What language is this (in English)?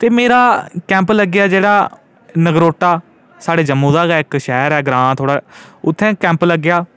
Dogri